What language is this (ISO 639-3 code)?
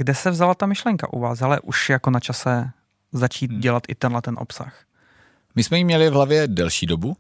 ces